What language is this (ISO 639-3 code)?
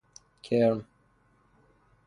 fas